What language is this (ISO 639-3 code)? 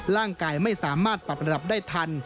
tha